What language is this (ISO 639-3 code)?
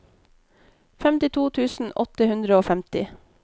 nor